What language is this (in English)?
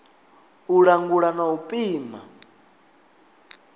Venda